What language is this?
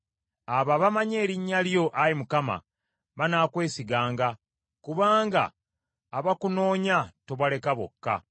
Ganda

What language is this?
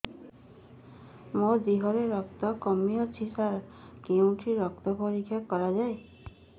Odia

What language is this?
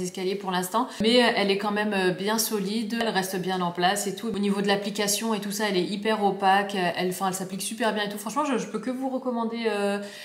French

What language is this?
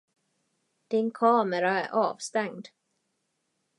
Swedish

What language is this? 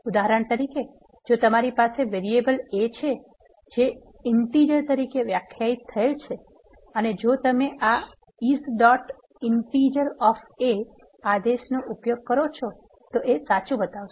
Gujarati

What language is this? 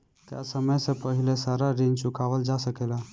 Bhojpuri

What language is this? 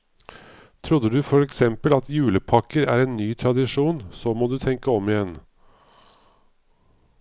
Norwegian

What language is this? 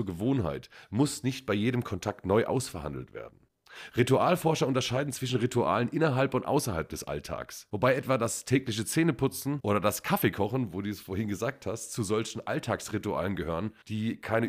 German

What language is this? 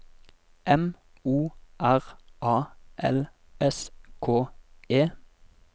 Norwegian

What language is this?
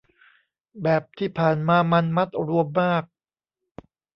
Thai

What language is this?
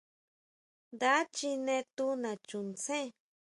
Huautla Mazatec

